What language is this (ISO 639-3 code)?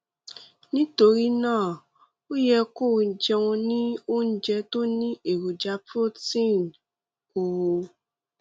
yor